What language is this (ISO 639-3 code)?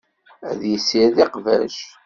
kab